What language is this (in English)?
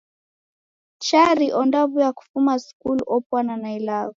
Taita